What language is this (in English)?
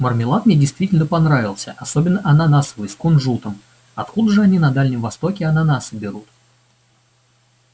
Russian